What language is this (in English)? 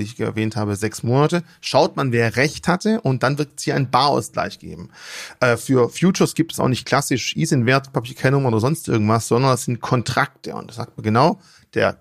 German